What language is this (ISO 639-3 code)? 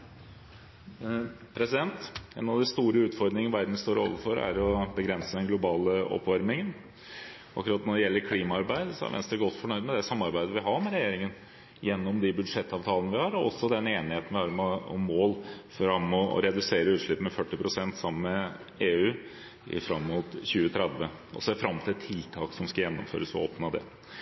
nob